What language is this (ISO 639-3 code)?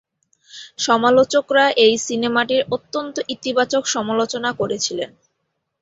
ben